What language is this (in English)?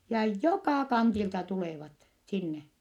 Finnish